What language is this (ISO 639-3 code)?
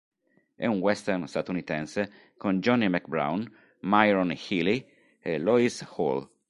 ita